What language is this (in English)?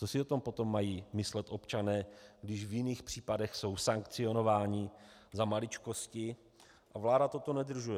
Czech